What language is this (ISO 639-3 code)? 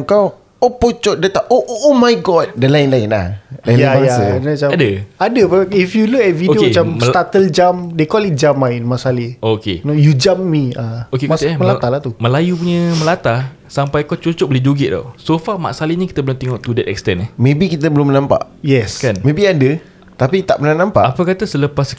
msa